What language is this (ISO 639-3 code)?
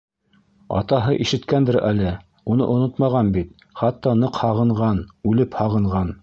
bak